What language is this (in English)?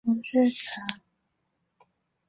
Chinese